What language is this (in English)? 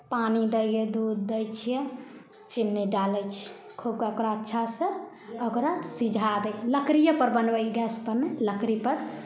Maithili